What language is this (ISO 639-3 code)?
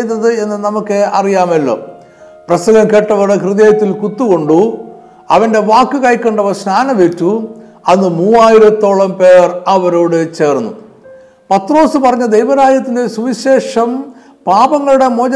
mal